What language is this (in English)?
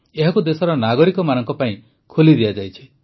Odia